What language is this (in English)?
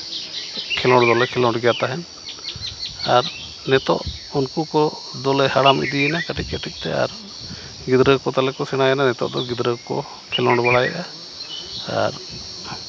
Santali